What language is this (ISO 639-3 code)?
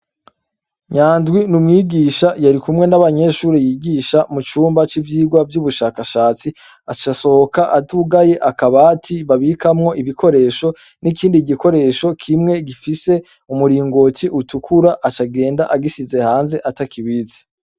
run